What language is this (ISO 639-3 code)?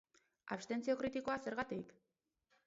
eus